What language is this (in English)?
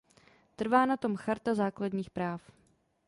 Czech